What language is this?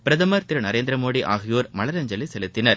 Tamil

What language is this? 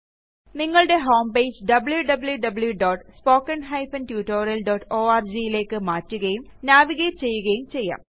Malayalam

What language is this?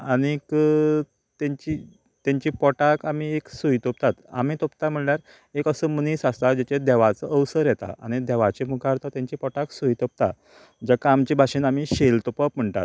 Konkani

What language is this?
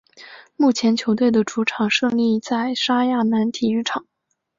Chinese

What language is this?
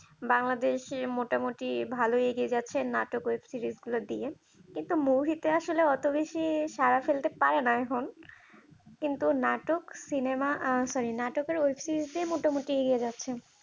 Bangla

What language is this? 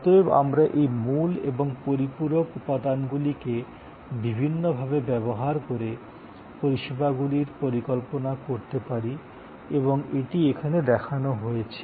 Bangla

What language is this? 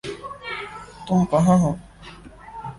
Urdu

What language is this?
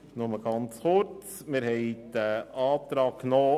Swiss German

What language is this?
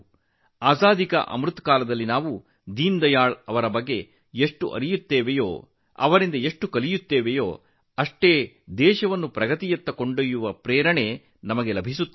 Kannada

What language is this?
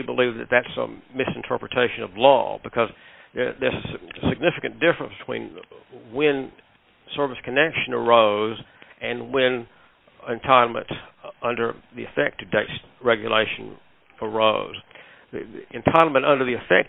English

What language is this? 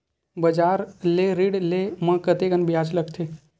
Chhattisgarhi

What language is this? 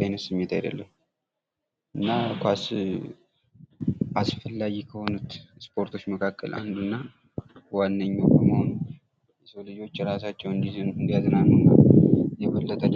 Amharic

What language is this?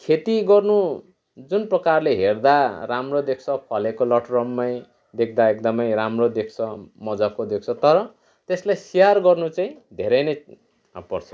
Nepali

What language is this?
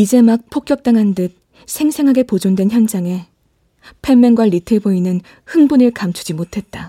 Korean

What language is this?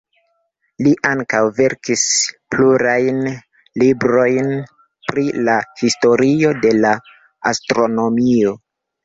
Esperanto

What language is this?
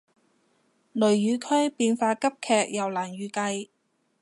Cantonese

